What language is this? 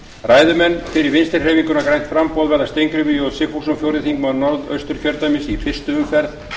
Icelandic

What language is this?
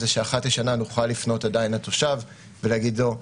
Hebrew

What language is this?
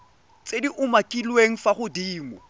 Tswana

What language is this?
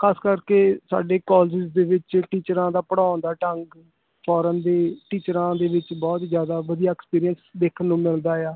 Punjabi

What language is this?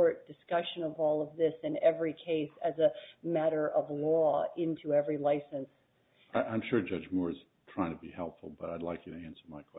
English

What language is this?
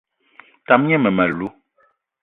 Eton (Cameroon)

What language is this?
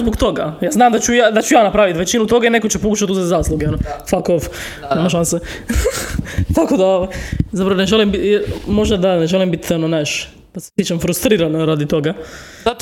Croatian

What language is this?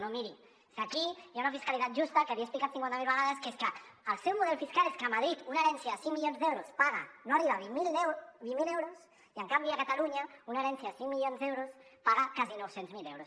Catalan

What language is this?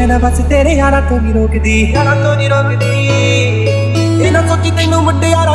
French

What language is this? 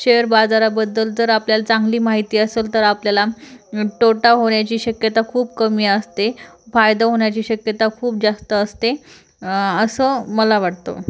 Marathi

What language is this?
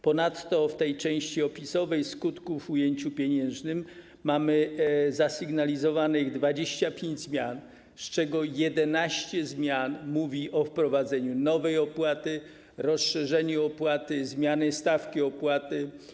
Polish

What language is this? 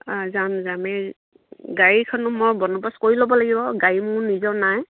Assamese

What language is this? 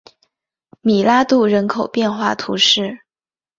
Chinese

